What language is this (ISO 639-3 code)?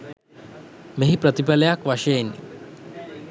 sin